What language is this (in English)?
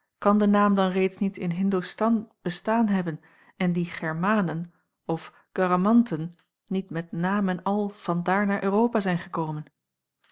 Dutch